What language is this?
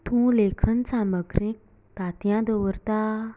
Konkani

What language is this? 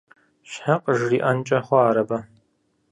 Kabardian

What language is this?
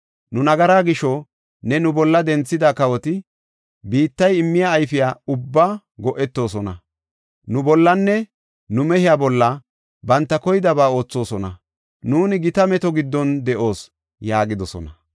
Gofa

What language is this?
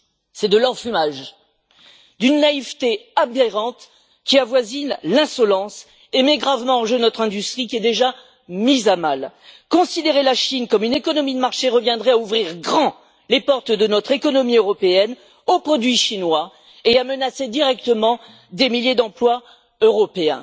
French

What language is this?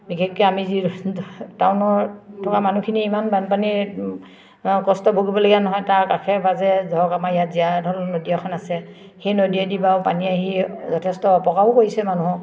Assamese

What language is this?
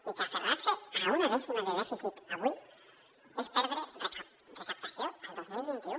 Catalan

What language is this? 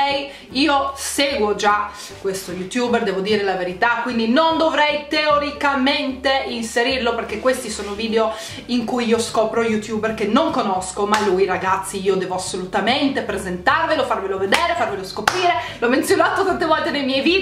Italian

